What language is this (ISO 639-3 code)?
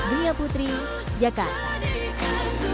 ind